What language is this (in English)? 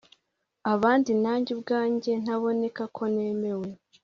Kinyarwanda